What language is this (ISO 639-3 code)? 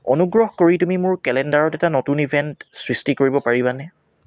asm